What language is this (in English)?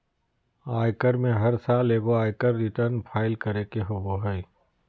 Magahi